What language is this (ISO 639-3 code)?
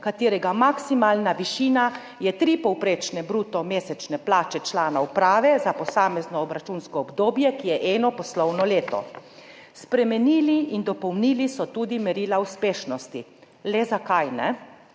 slv